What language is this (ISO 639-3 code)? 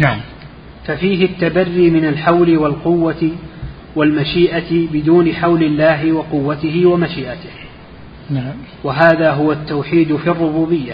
ara